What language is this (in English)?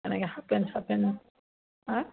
Assamese